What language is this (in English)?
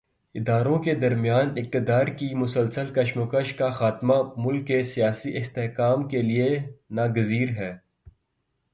Urdu